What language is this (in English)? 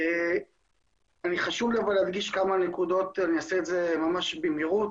Hebrew